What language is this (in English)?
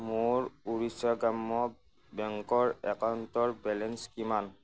Assamese